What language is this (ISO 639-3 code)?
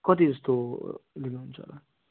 nep